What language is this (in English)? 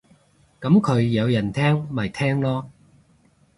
Cantonese